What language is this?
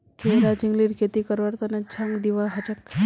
Magahi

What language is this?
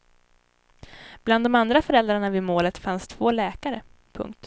Swedish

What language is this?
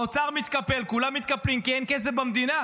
Hebrew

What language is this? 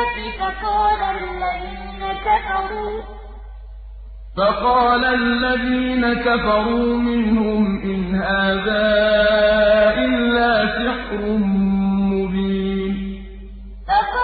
Arabic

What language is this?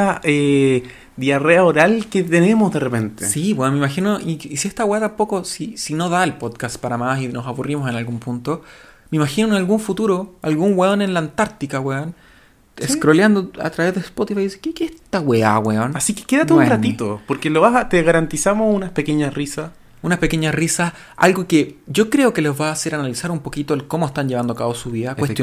Spanish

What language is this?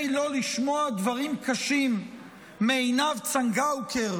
Hebrew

